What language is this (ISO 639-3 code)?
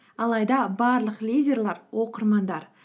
kaz